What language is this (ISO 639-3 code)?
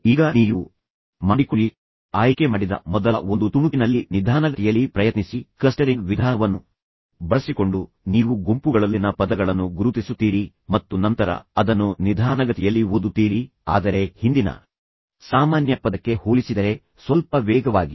kan